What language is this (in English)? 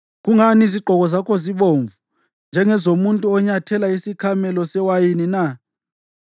North Ndebele